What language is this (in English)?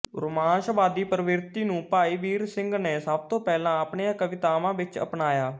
Punjabi